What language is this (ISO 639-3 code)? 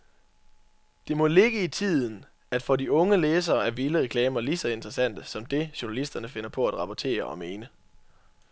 dan